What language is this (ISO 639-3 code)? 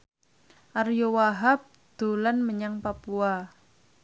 jav